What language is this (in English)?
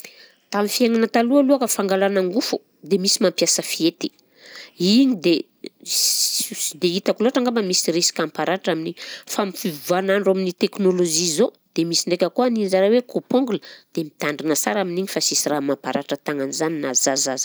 Southern Betsimisaraka Malagasy